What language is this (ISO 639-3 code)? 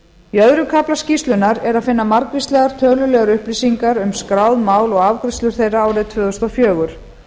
isl